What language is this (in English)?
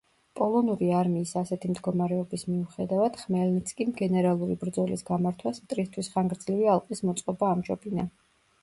Georgian